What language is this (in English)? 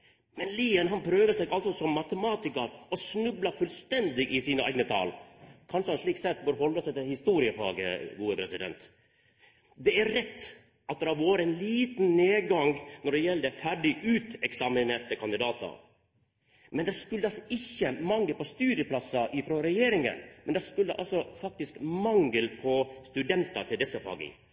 Norwegian Nynorsk